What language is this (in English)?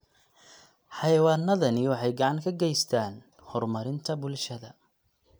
Somali